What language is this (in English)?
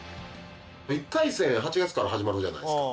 Japanese